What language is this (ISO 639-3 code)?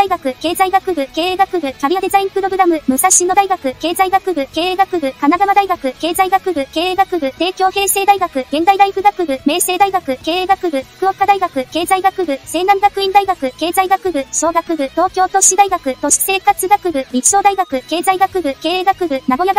jpn